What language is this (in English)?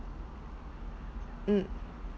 English